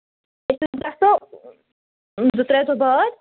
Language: Kashmiri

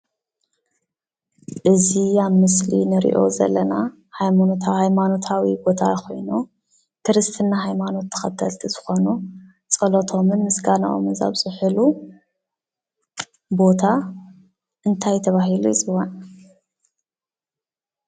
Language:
Tigrinya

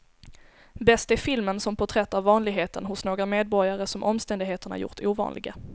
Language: Swedish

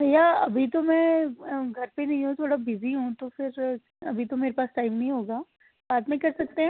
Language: Dogri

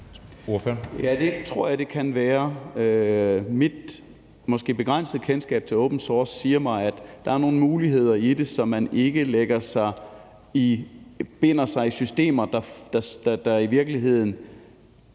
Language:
Danish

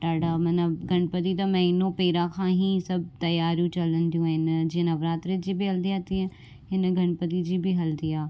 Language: Sindhi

